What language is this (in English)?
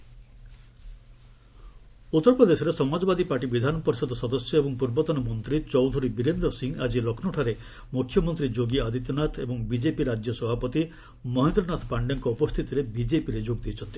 Odia